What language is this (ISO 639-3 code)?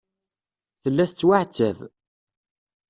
kab